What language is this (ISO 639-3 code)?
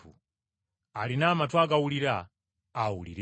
lug